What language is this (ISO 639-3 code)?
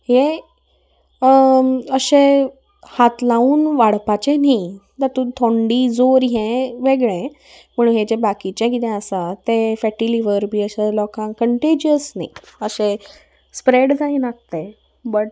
kok